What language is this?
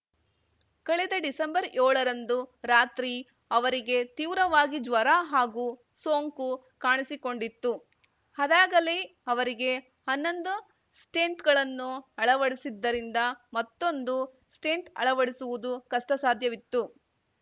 Kannada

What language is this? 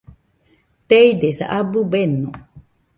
Nüpode Huitoto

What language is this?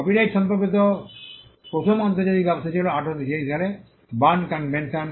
Bangla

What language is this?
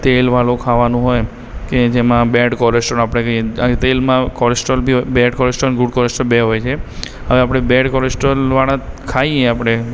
Gujarati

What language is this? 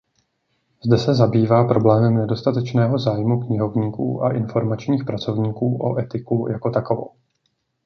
Czech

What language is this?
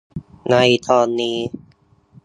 Thai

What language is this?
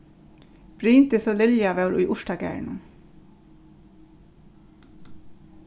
Faroese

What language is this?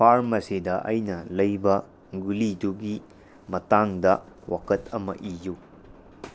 Manipuri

